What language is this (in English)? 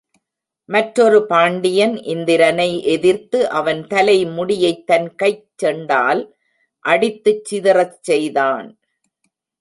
Tamil